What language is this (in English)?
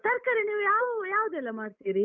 Kannada